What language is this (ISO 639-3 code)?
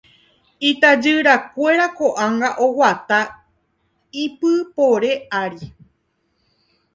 grn